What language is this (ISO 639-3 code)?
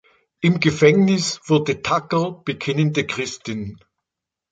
deu